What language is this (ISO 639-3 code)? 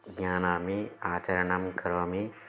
san